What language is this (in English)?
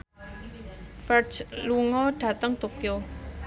Javanese